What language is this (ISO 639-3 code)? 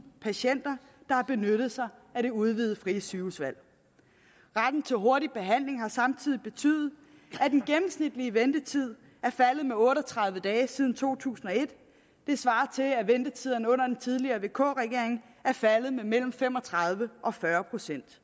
dan